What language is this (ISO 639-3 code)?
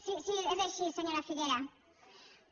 cat